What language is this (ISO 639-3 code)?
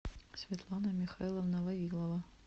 rus